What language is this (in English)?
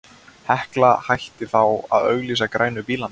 Icelandic